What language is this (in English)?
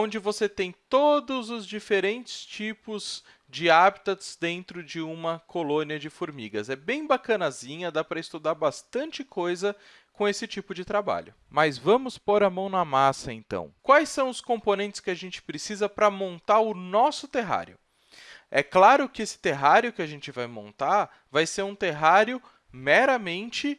Portuguese